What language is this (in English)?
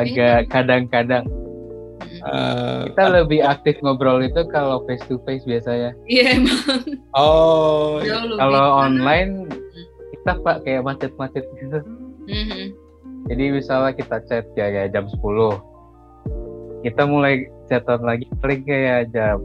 Indonesian